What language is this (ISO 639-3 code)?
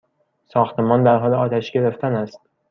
fas